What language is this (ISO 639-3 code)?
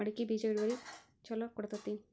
kan